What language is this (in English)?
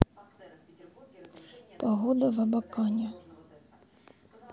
Russian